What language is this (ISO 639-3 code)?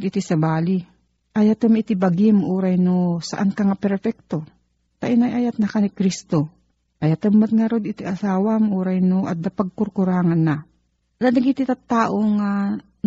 fil